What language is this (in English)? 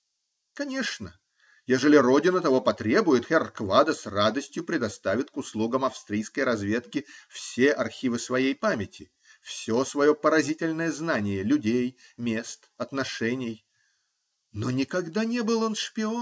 Russian